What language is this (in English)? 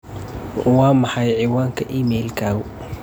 Somali